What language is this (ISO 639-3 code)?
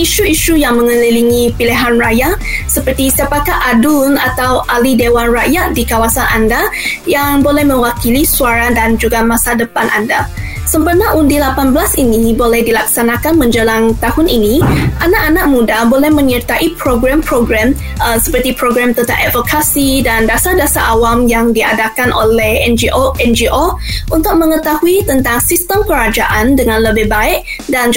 msa